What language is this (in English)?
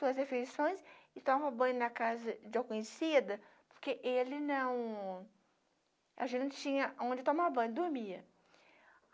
Portuguese